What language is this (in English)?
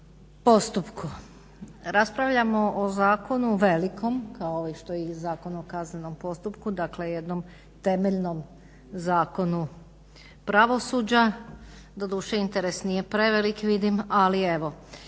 Croatian